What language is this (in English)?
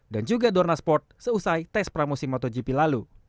Indonesian